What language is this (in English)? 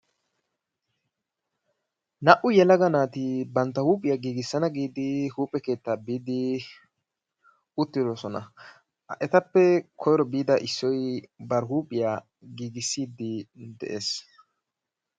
Wolaytta